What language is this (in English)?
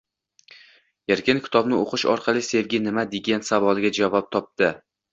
Uzbek